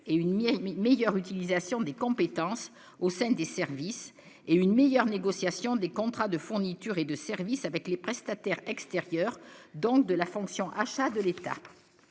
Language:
French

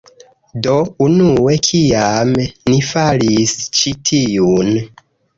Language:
Esperanto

